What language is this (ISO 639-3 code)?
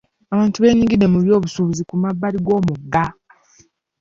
lug